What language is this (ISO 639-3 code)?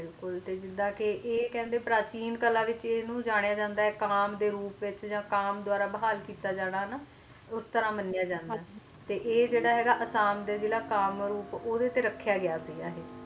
pan